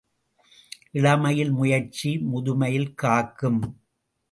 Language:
Tamil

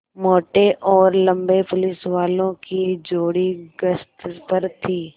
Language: Hindi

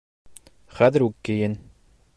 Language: Bashkir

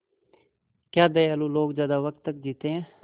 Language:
Hindi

